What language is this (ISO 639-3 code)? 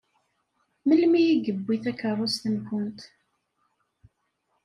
kab